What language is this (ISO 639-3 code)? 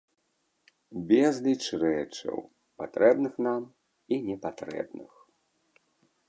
bel